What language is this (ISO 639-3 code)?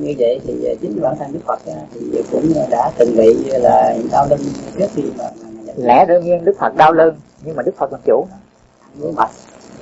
vie